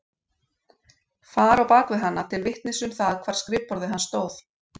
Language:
Icelandic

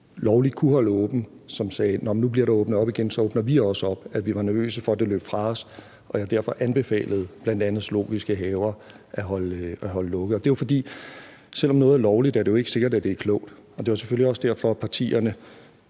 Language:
Danish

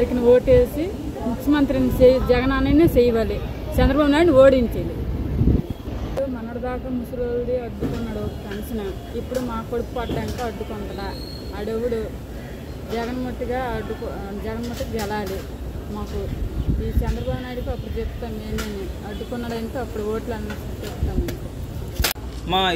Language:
Telugu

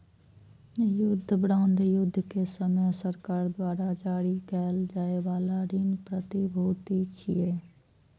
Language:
Maithili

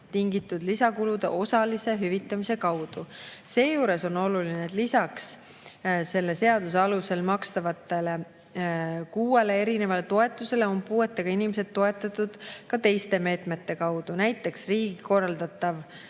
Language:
Estonian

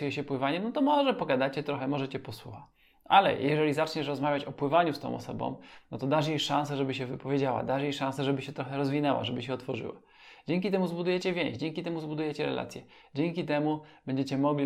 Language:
Polish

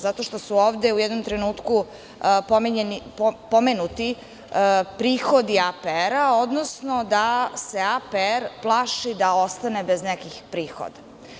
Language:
Serbian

